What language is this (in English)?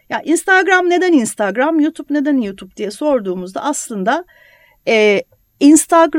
Turkish